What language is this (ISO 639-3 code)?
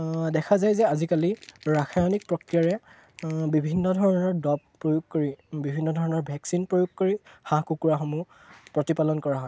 asm